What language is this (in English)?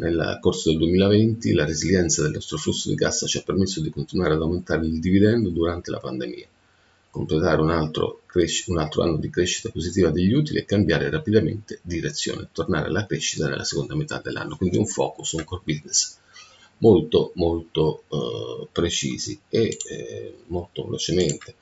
Italian